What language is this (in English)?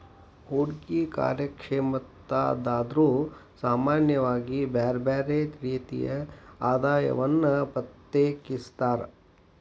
Kannada